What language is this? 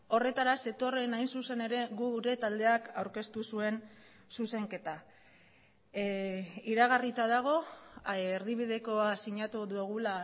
Basque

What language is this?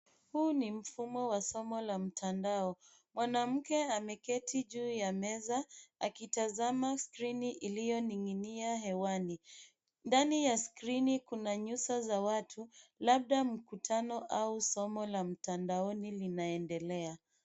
Swahili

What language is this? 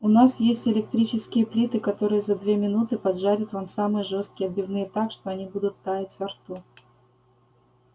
Russian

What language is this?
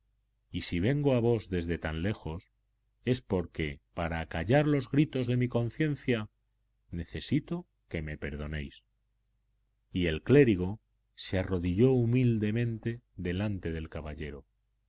Spanish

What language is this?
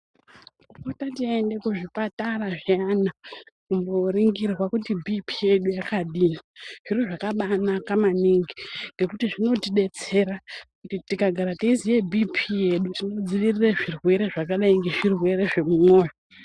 Ndau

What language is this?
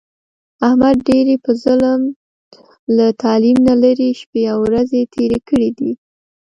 Pashto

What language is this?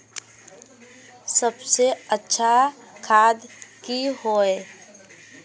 Magahi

